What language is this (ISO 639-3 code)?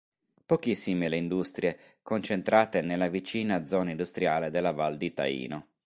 ita